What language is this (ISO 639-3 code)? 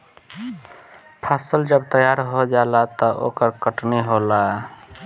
bho